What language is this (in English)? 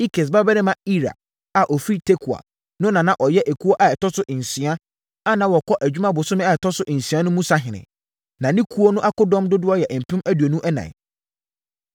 Akan